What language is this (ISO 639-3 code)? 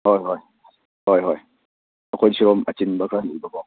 mni